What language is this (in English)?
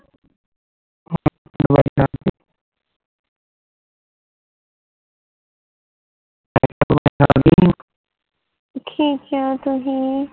Punjabi